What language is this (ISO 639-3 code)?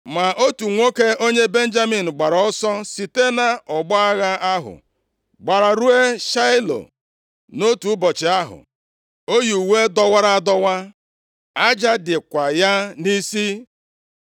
ibo